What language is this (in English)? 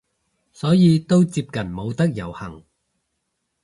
Cantonese